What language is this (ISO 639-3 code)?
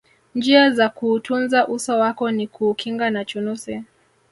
swa